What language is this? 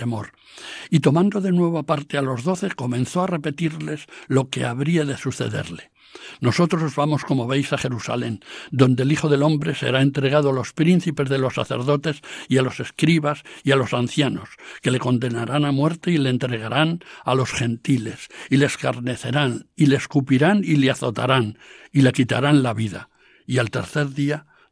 Spanish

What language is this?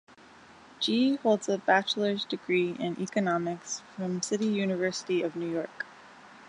English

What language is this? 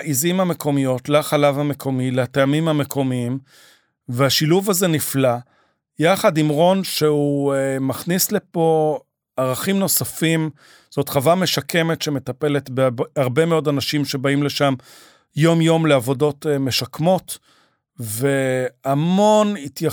Hebrew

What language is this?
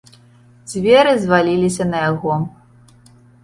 Belarusian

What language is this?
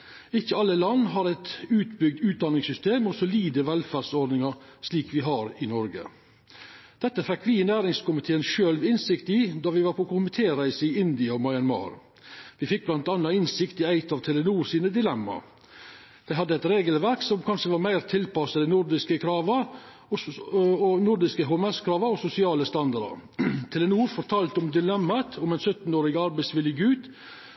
Norwegian Nynorsk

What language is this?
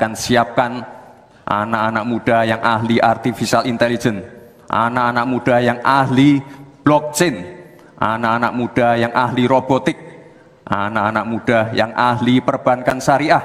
Indonesian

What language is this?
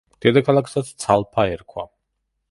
Georgian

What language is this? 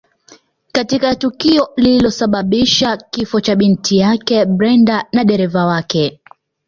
Swahili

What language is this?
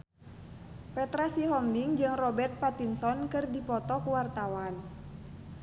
Sundanese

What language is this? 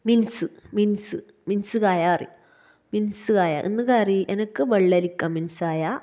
Malayalam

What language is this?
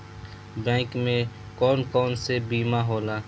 Bhojpuri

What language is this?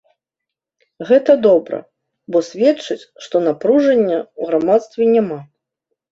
Belarusian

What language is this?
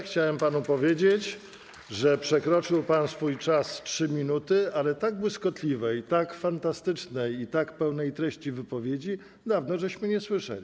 Polish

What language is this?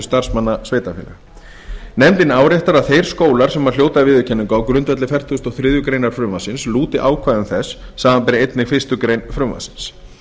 Icelandic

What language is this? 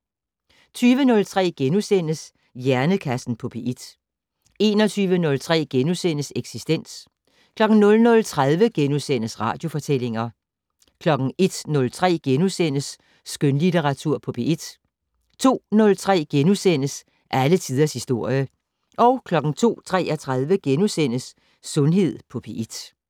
Danish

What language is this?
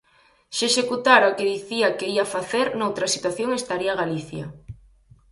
Galician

